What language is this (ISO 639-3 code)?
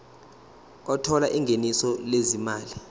zul